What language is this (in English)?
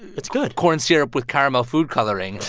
English